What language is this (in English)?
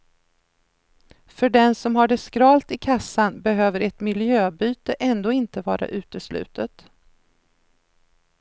Swedish